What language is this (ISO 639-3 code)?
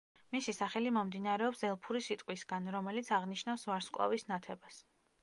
kat